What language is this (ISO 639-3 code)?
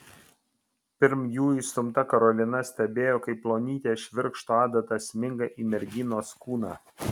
lit